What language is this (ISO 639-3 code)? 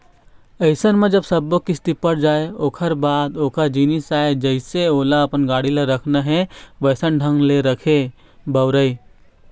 hne